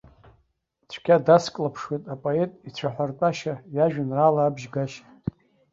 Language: Abkhazian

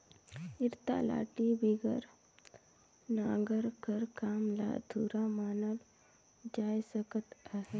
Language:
Chhattisgarhi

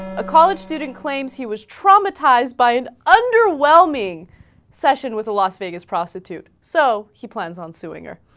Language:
English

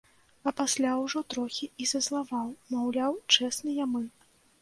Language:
Belarusian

